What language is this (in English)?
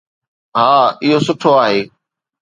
Sindhi